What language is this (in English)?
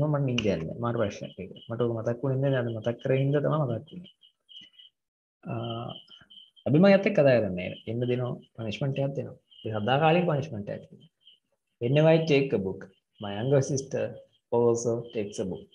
English